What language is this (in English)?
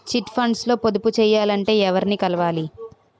Telugu